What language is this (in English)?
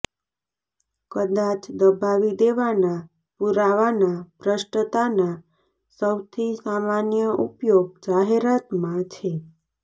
Gujarati